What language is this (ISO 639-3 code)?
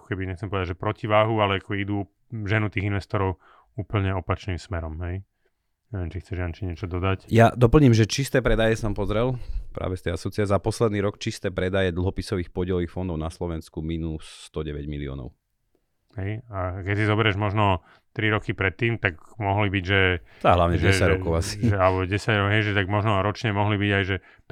slk